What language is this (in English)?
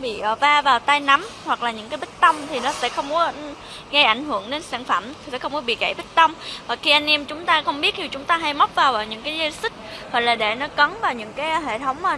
Vietnamese